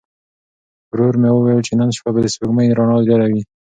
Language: Pashto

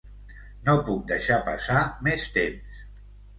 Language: Catalan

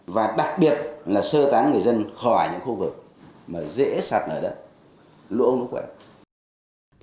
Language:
Vietnamese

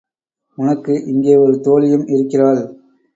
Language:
Tamil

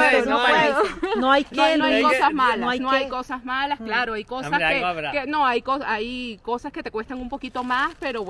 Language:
Spanish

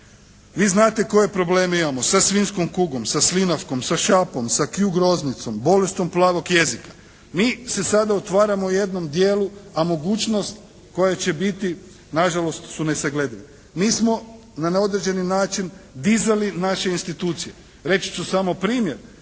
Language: Croatian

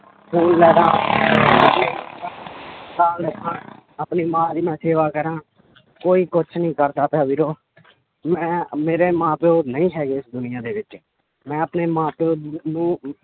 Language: Punjabi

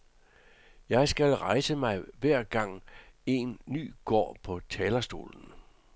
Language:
Danish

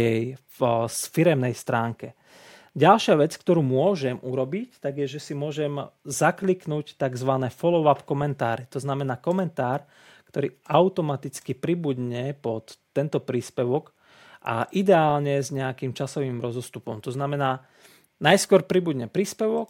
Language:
Slovak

